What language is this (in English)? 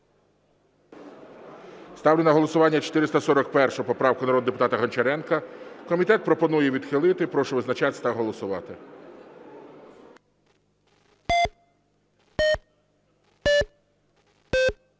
Ukrainian